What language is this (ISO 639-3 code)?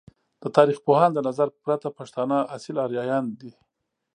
pus